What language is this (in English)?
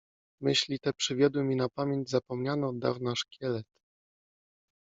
Polish